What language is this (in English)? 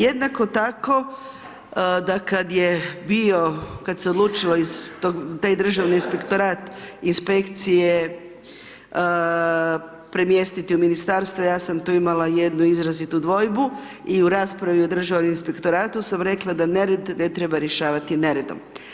Croatian